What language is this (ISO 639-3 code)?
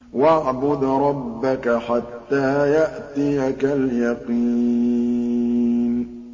ara